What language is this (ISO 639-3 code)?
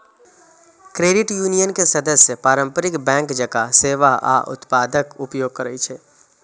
mai